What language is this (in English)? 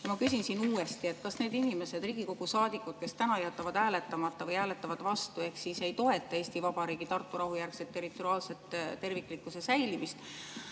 Estonian